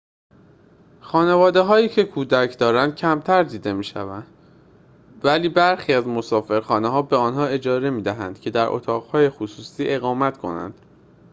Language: Persian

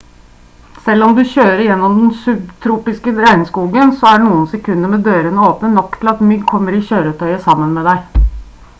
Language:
Norwegian Bokmål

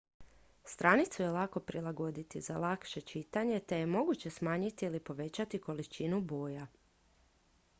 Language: Croatian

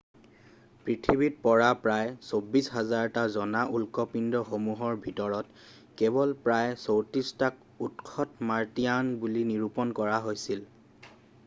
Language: Assamese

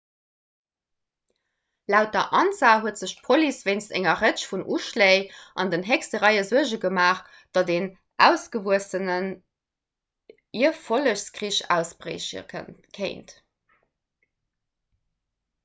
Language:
Luxembourgish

